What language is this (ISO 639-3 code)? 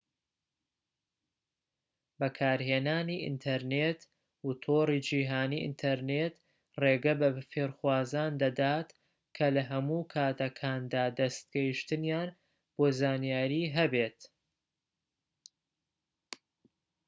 ckb